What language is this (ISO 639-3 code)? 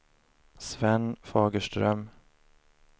swe